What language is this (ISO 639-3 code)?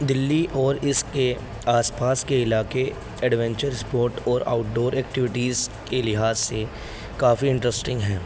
urd